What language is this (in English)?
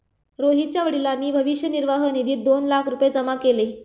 Marathi